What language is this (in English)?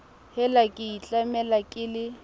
Southern Sotho